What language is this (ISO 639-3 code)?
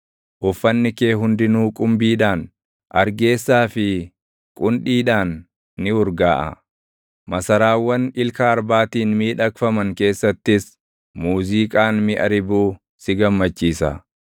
orm